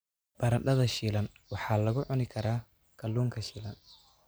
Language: Somali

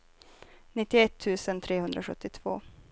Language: Swedish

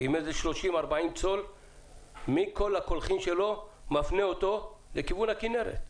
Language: Hebrew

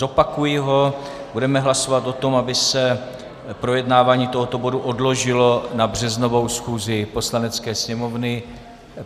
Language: Czech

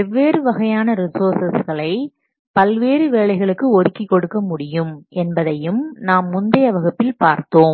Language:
Tamil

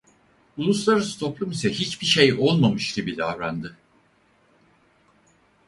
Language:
Turkish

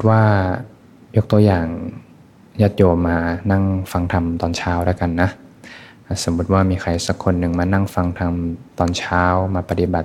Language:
Thai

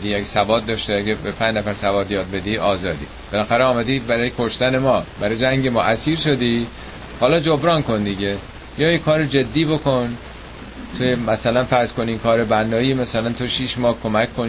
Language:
Persian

